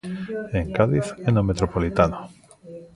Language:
Galician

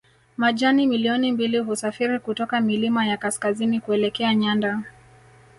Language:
Swahili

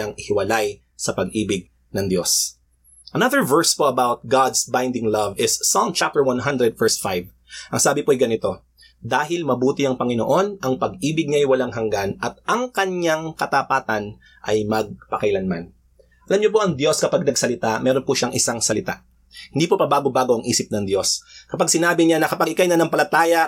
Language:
Filipino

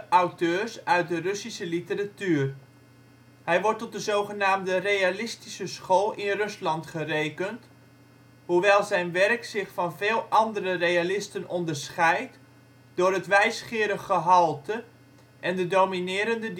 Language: Dutch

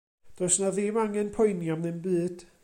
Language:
Welsh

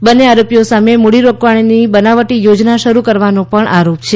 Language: Gujarati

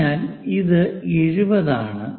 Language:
Malayalam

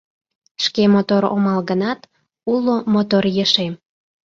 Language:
Mari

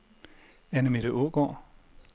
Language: Danish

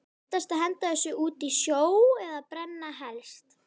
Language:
Icelandic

